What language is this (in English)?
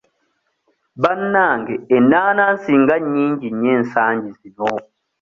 Ganda